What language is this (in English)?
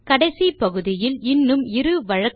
Tamil